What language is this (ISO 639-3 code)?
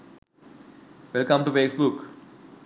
sin